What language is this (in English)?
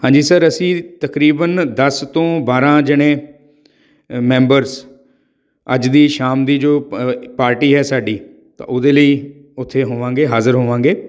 Punjabi